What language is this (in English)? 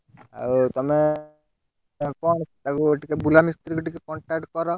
Odia